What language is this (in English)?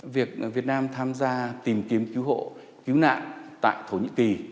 Vietnamese